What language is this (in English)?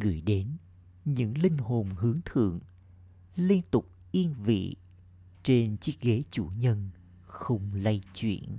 Vietnamese